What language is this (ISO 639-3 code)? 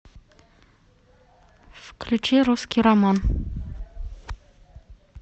rus